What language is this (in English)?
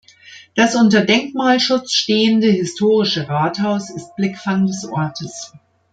German